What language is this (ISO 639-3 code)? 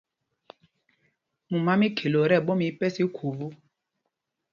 mgg